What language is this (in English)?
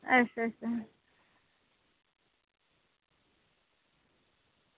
Dogri